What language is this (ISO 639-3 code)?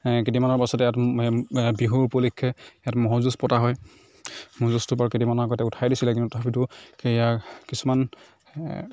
asm